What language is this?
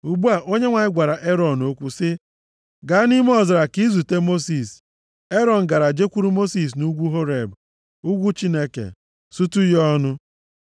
Igbo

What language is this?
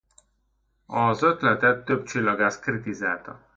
Hungarian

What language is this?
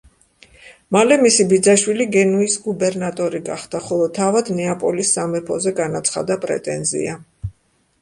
Georgian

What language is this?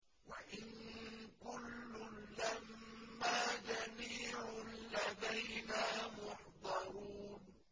Arabic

